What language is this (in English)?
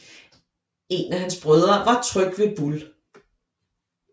Danish